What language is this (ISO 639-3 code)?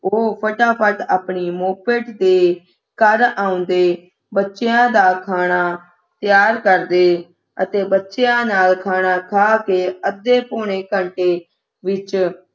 pan